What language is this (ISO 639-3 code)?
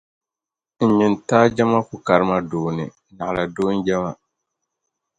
dag